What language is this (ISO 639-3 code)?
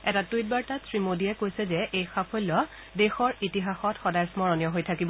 asm